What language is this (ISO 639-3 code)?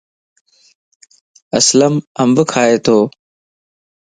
lss